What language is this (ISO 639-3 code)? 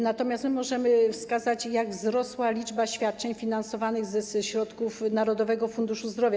pol